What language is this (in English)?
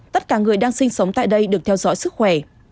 Vietnamese